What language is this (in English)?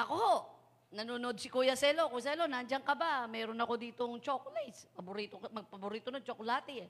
Filipino